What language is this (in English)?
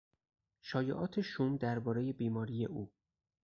Persian